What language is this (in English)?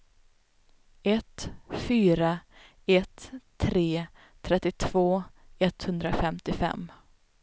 Swedish